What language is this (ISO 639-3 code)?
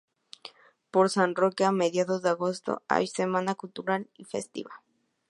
spa